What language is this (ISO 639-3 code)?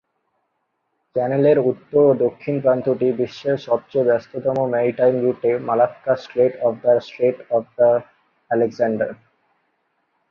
ben